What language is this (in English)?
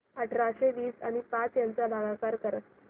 Marathi